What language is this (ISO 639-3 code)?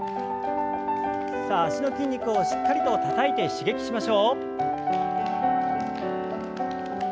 jpn